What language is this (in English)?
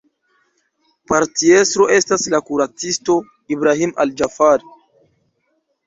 Esperanto